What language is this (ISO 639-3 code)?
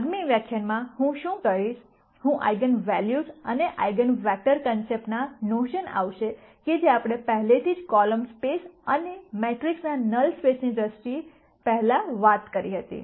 guj